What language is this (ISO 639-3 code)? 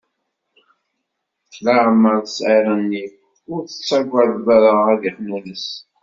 kab